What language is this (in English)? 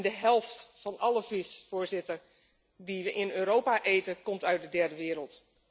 Dutch